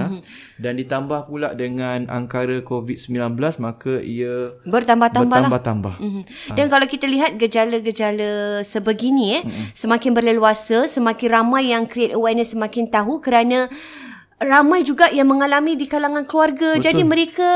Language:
Malay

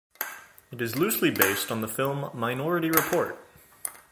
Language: English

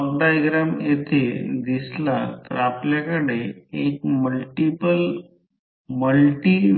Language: Marathi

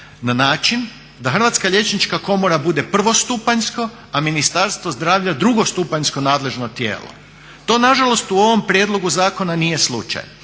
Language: Croatian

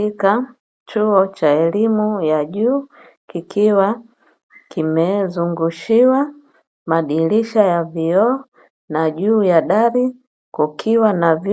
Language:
Swahili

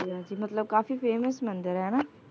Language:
Punjabi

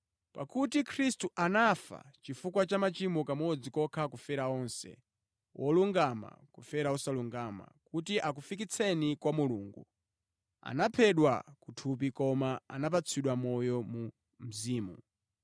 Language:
Nyanja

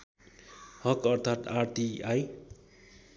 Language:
Nepali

